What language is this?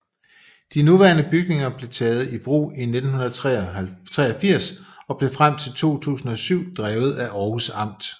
Danish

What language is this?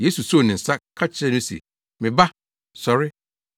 Akan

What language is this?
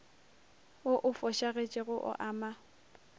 Northern Sotho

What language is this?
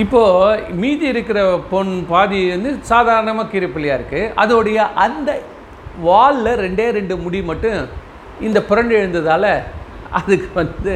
Tamil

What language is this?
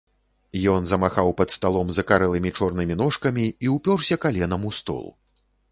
Belarusian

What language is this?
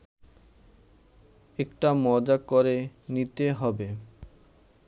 Bangla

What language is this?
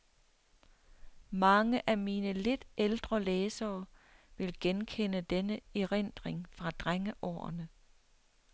Danish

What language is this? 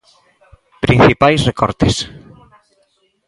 Galician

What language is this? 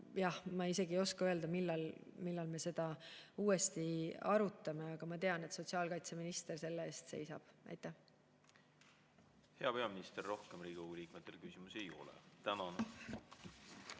Estonian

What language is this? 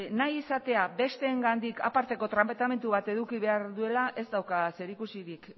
Basque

